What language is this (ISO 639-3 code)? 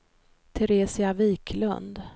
swe